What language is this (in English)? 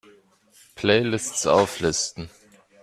German